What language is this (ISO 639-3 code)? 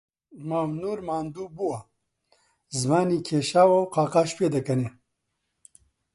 ckb